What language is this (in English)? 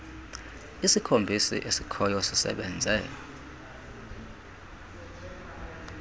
Xhosa